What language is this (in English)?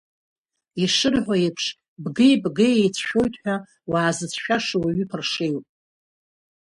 Abkhazian